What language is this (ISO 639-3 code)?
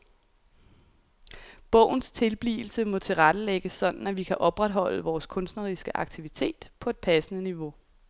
dan